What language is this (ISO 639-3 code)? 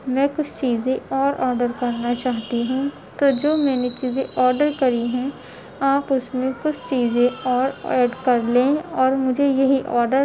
urd